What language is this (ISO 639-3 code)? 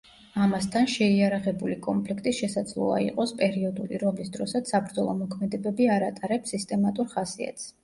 kat